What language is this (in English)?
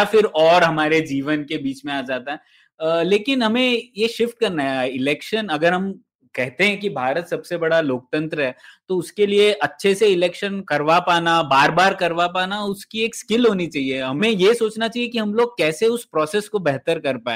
Hindi